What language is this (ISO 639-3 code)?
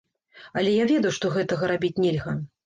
bel